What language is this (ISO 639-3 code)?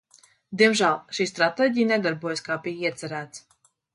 lav